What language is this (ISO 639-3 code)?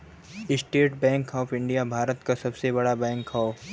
bho